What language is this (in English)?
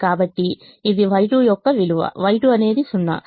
Telugu